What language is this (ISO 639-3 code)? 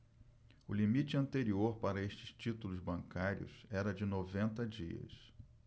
por